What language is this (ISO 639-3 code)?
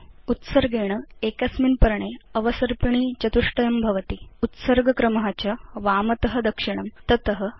san